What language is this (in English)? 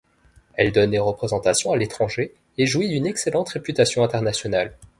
French